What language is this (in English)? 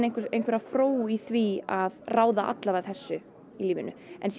Icelandic